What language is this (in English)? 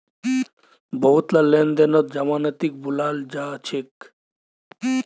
Magahi